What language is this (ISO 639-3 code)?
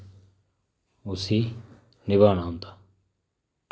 doi